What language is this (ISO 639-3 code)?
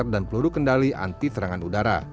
ind